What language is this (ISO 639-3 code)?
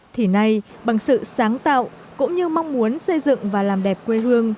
vie